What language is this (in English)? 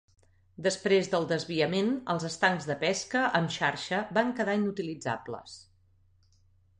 Catalan